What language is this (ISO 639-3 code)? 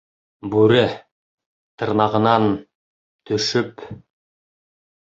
bak